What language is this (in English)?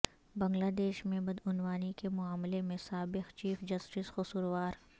Urdu